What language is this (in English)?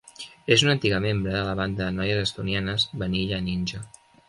Catalan